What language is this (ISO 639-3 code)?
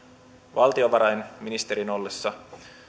fin